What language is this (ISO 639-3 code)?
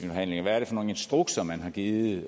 dan